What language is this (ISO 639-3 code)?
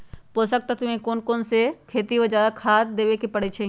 mag